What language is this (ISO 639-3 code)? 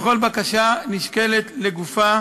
heb